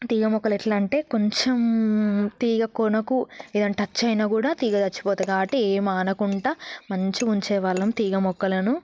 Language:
Telugu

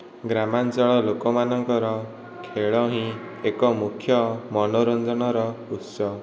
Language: Odia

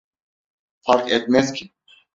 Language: Turkish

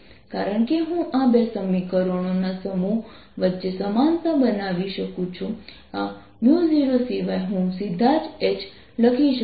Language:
Gujarati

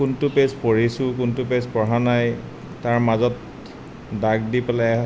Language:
Assamese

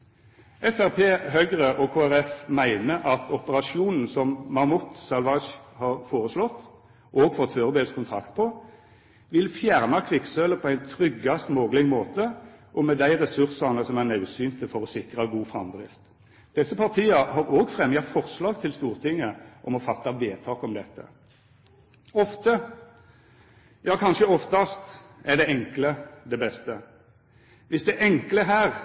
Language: Norwegian Nynorsk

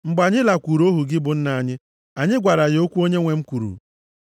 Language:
Igbo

